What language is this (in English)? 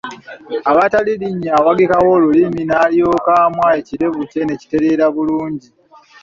Ganda